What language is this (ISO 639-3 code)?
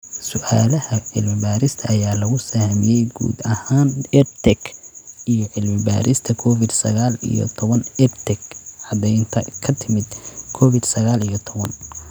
som